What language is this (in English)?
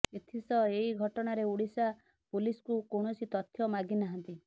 Odia